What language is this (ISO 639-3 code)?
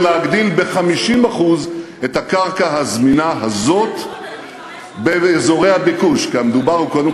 heb